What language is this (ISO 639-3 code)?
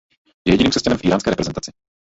ces